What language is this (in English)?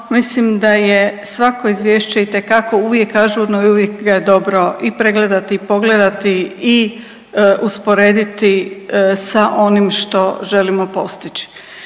Croatian